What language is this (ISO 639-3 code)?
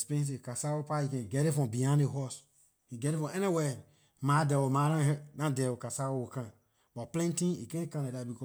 lir